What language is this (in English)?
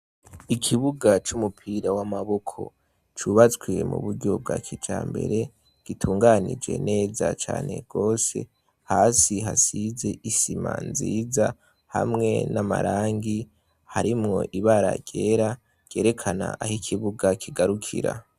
Rundi